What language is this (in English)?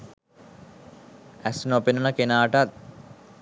Sinhala